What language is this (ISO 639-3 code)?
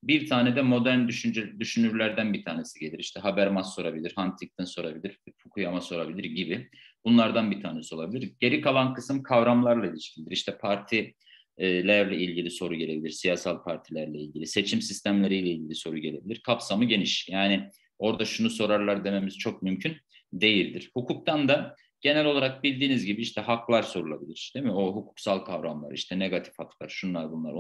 tur